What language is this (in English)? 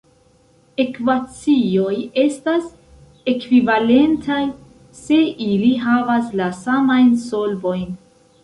Esperanto